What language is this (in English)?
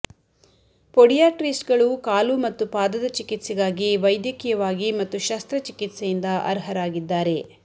Kannada